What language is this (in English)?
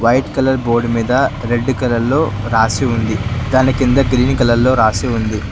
Telugu